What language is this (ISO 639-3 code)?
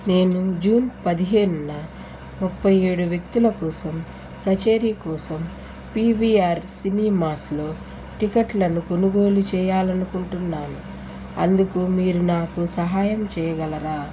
tel